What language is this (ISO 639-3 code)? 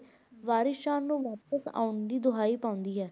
pan